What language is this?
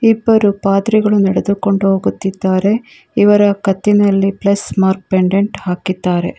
Kannada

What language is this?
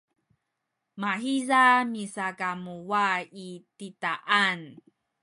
Sakizaya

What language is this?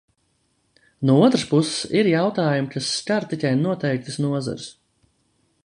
Latvian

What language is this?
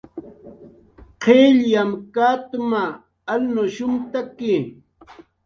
Jaqaru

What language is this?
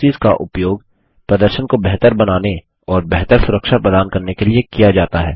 Hindi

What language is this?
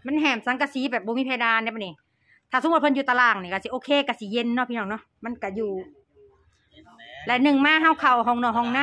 Thai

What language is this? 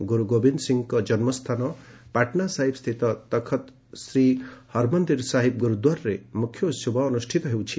Odia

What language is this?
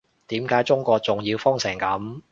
Cantonese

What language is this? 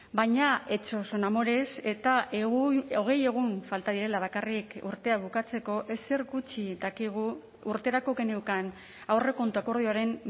Basque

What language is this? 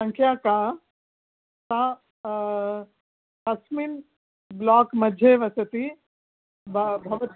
Sanskrit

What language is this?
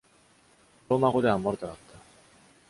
Japanese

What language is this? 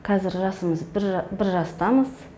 Kazakh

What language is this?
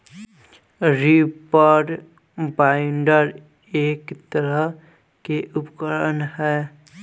Bhojpuri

